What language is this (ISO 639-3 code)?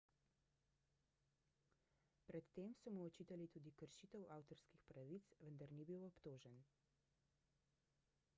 slv